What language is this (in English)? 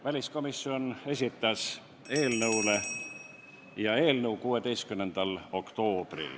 Estonian